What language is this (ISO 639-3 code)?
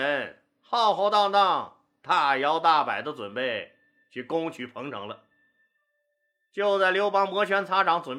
zho